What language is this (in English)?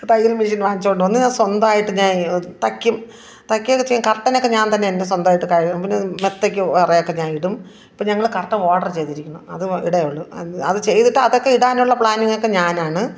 Malayalam